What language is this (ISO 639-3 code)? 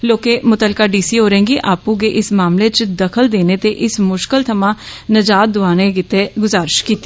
doi